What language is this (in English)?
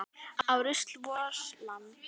Icelandic